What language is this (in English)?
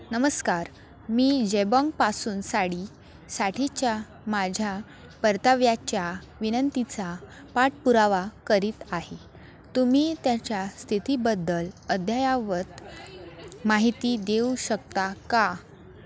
Marathi